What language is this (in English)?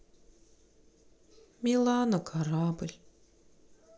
Russian